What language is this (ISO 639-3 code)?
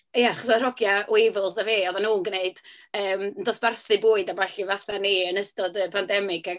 cym